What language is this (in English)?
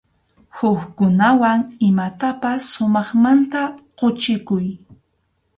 Arequipa-La Unión Quechua